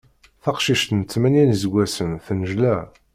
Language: Kabyle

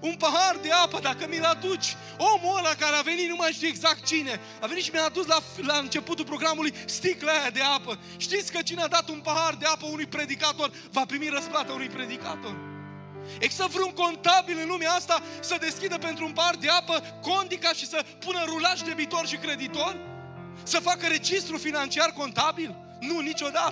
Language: Romanian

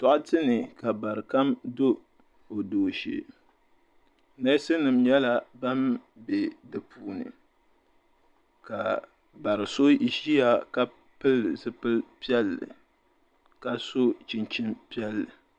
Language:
Dagbani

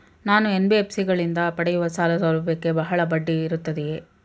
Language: Kannada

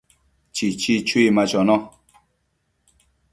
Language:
Matsés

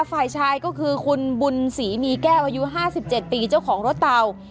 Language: Thai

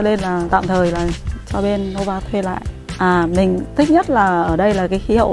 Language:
Vietnamese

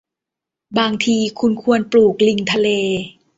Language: Thai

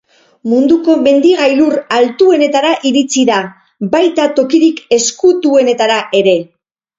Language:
Basque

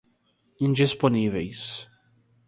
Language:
Portuguese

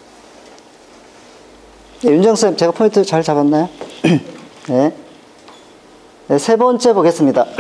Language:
Korean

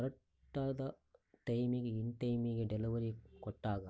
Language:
Kannada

